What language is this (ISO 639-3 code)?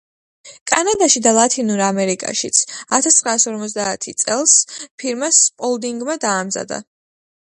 kat